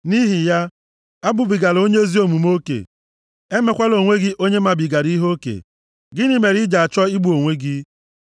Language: Igbo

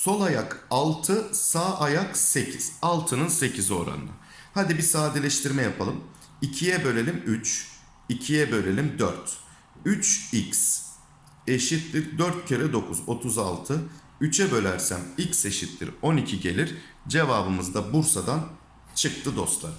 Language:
Turkish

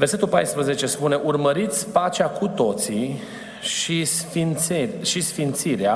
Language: Romanian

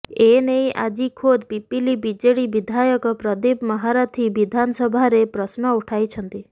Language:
Odia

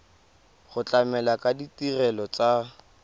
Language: Tswana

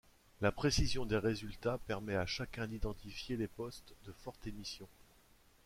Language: French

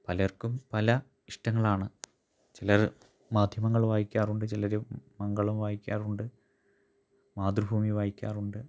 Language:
Malayalam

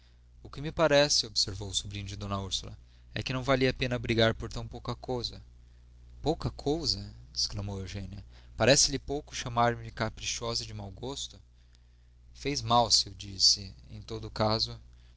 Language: Portuguese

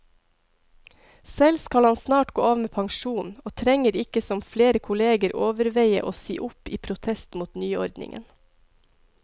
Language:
Norwegian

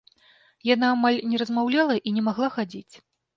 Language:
Belarusian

